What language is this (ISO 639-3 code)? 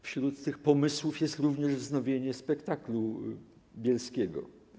pol